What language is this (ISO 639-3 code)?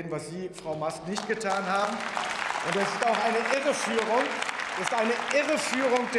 deu